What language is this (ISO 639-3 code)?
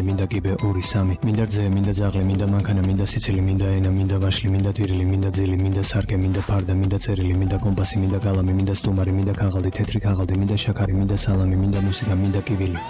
tur